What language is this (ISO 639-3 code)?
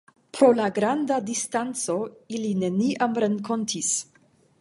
epo